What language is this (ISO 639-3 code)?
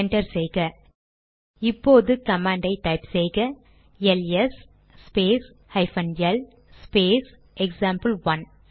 tam